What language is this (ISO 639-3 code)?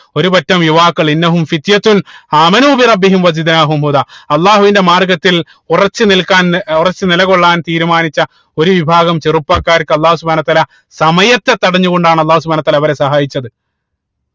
mal